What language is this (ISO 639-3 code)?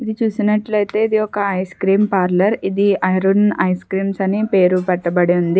tel